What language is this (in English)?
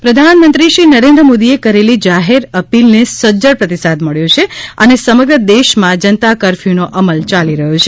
Gujarati